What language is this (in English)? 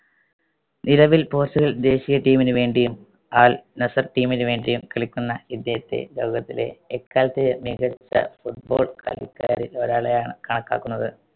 Malayalam